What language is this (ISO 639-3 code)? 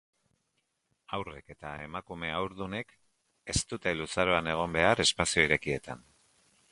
eus